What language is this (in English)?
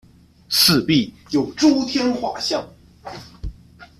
Chinese